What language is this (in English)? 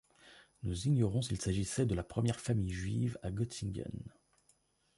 French